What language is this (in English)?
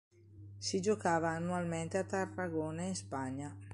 Italian